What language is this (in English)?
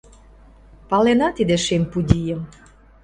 Mari